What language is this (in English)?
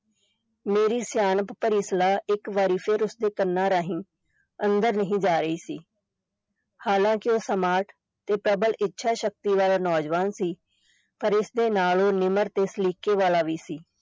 Punjabi